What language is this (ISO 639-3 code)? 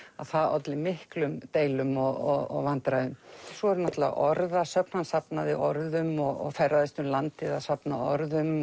isl